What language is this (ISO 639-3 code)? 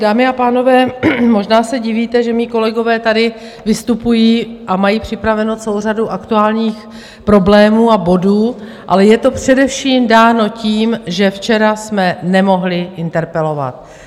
ces